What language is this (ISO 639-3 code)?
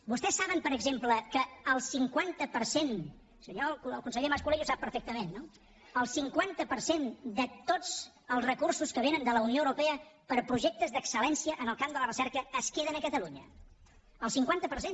cat